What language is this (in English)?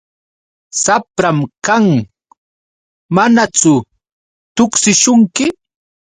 Yauyos Quechua